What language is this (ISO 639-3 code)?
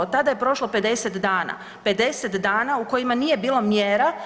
hrv